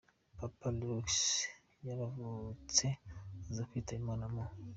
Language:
Kinyarwanda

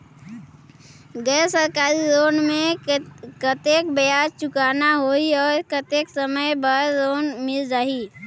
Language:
Chhattisgarhi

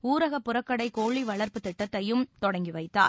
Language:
Tamil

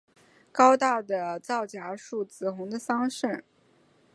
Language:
Chinese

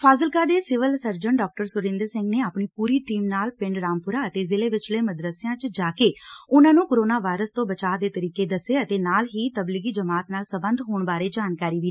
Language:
Punjabi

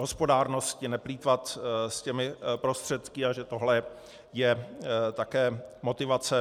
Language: Czech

